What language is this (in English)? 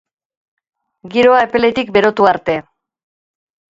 Basque